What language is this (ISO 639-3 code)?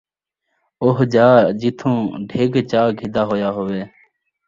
skr